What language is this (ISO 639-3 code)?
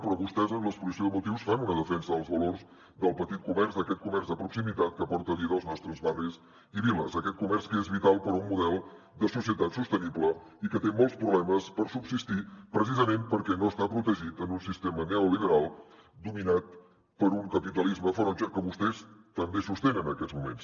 cat